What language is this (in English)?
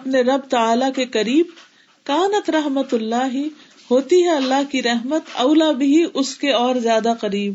Urdu